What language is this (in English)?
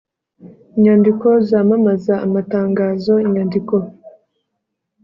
Kinyarwanda